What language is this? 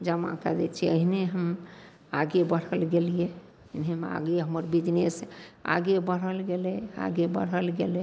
Maithili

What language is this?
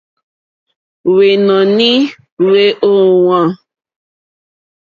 Mokpwe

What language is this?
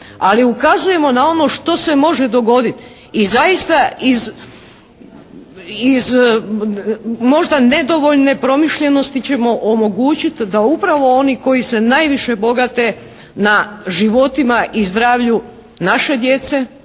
Croatian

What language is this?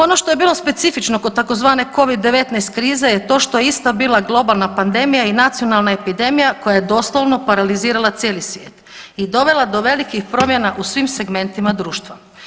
Croatian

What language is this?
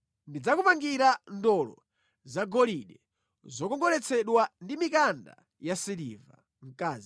Nyanja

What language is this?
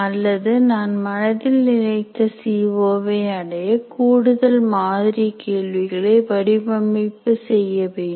Tamil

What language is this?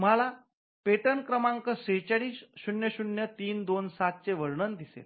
Marathi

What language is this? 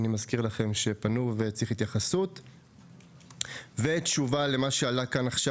Hebrew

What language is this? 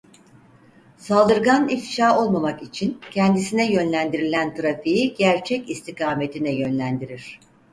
Turkish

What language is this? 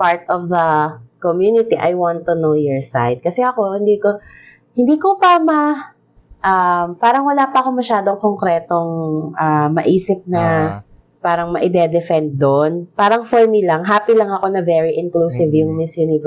Filipino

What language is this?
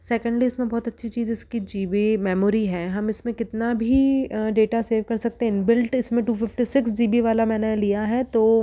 Hindi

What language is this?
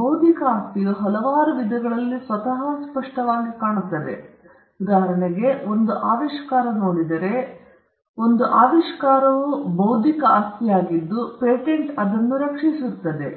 Kannada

